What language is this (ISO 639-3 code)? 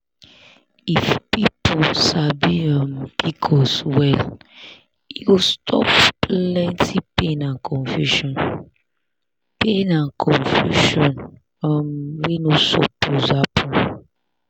pcm